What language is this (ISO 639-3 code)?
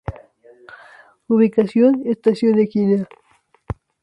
spa